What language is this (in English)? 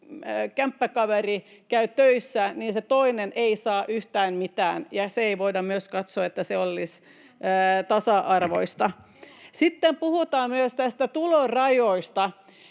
Finnish